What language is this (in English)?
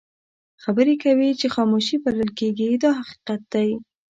Pashto